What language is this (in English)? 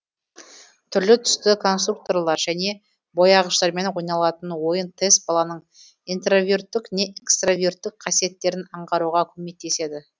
Kazakh